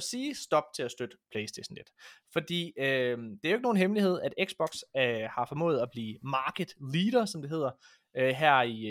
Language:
Danish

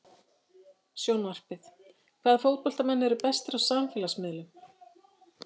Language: Icelandic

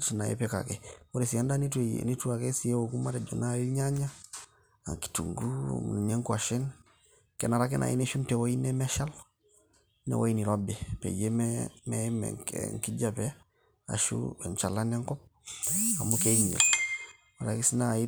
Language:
Masai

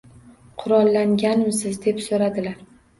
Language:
Uzbek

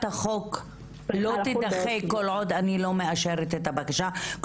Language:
Hebrew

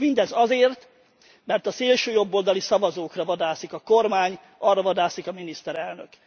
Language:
Hungarian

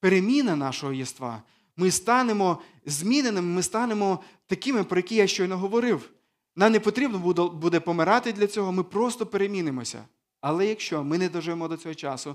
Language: Ukrainian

